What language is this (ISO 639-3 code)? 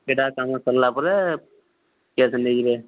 ori